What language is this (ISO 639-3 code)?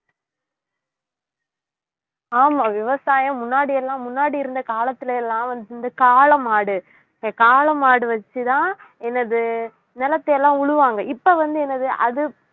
tam